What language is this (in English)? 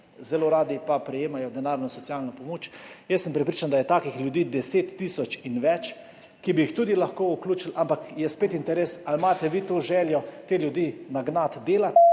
Slovenian